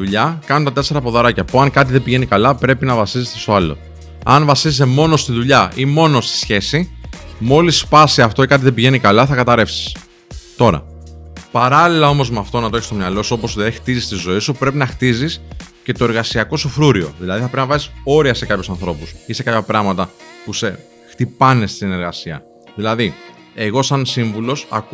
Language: Greek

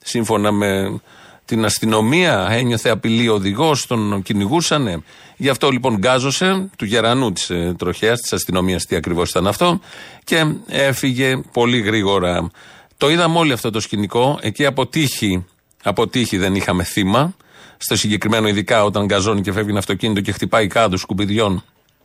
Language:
Greek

